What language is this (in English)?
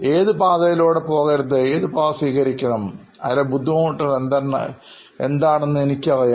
Malayalam